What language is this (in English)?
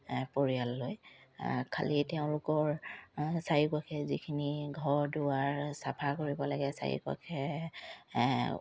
Assamese